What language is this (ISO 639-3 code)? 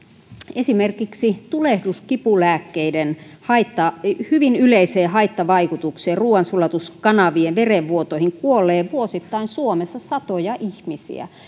fin